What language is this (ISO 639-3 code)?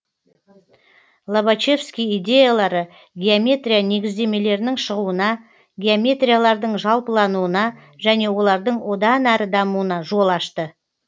kaz